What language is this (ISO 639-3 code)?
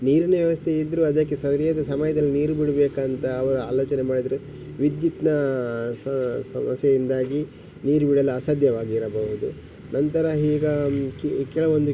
kan